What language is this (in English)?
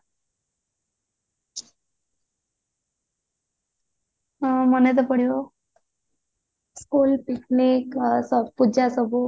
Odia